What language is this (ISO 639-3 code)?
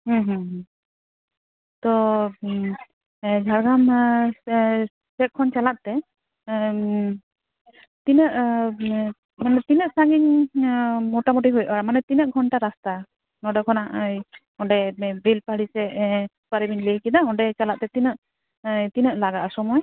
sat